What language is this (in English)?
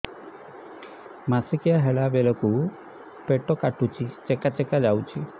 Odia